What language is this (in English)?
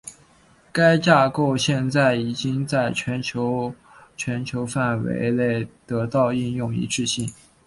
Chinese